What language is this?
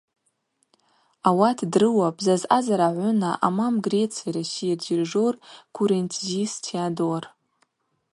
Abaza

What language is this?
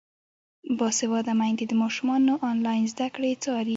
Pashto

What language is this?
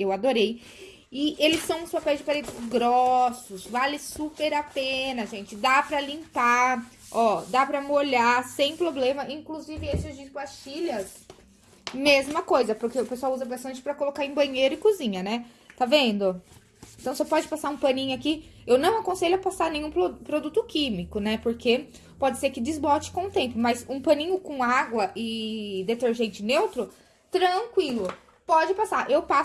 Portuguese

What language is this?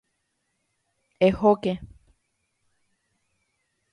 Guarani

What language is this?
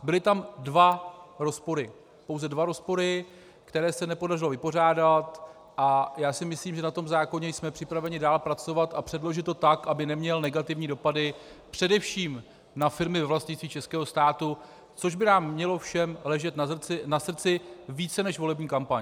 Czech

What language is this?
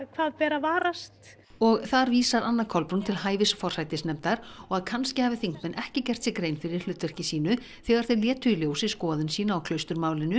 Icelandic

